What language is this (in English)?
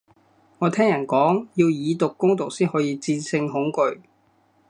Cantonese